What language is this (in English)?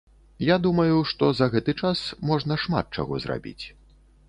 Belarusian